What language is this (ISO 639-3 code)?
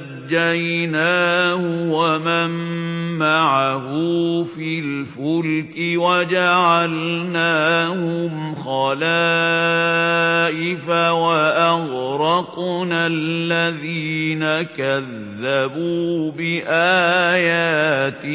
ara